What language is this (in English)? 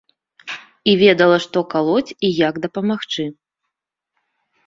Belarusian